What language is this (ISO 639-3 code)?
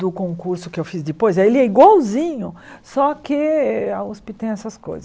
por